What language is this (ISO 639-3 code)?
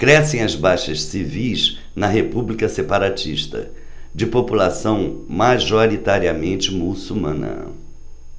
por